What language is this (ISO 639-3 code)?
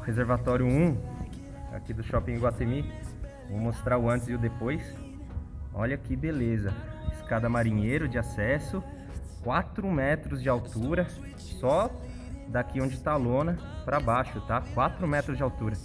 por